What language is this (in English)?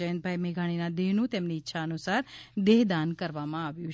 Gujarati